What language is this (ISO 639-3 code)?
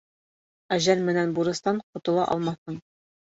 bak